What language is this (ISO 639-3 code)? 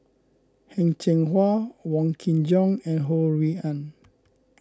eng